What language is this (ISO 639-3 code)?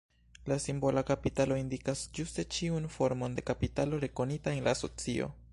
epo